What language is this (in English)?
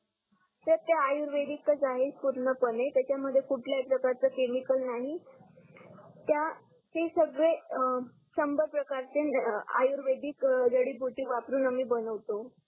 Marathi